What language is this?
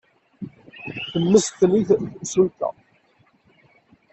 Kabyle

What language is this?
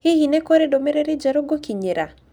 Kikuyu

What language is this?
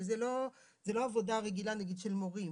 Hebrew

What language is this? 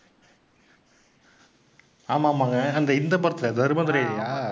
Tamil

